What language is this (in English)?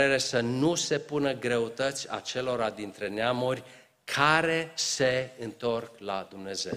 Romanian